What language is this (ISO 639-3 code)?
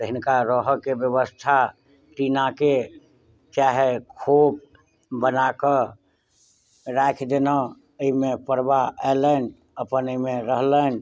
mai